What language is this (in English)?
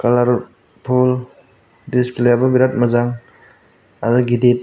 Bodo